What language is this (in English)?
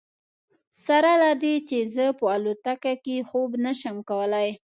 Pashto